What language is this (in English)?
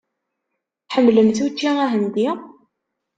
Kabyle